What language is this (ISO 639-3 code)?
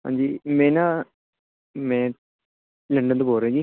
pan